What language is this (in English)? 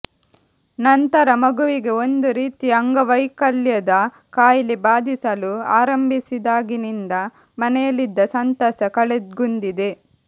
Kannada